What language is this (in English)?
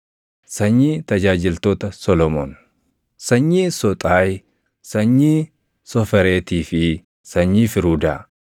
Oromo